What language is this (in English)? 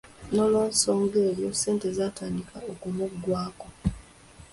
Ganda